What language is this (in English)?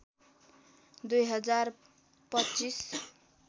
Nepali